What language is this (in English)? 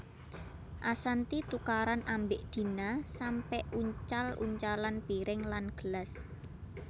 Javanese